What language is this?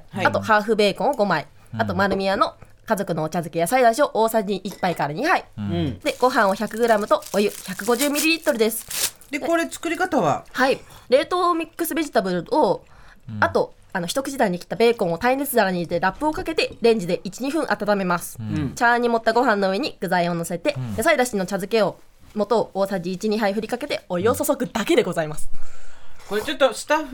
Japanese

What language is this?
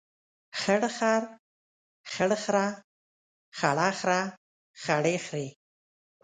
Pashto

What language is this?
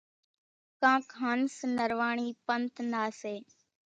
Kachi Koli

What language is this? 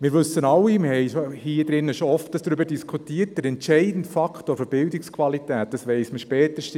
Swiss German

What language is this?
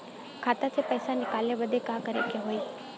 Bhojpuri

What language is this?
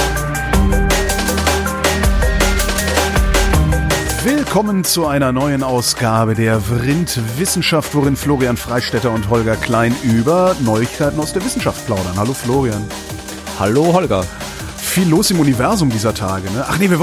German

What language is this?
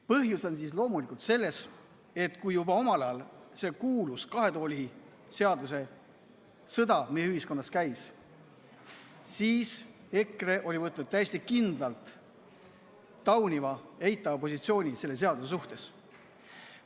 Estonian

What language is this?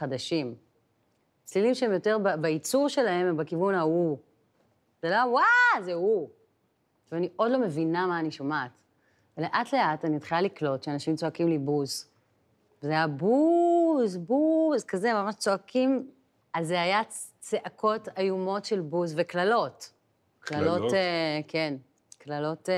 Hebrew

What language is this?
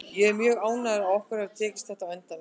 Icelandic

